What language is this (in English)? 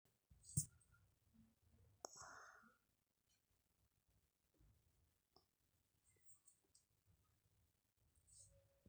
Masai